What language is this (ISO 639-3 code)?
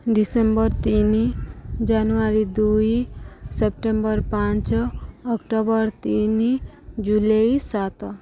ori